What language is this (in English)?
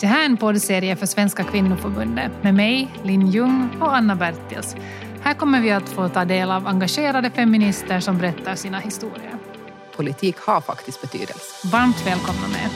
Swedish